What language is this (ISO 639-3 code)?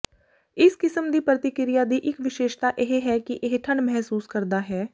pan